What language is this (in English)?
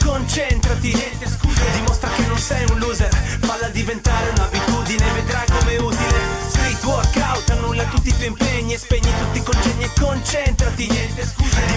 Italian